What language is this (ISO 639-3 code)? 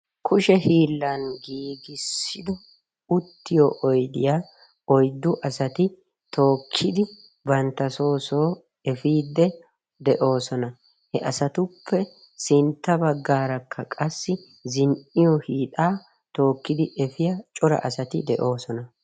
wal